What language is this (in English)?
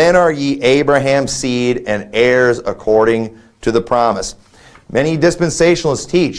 English